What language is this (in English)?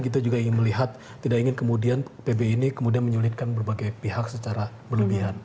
Indonesian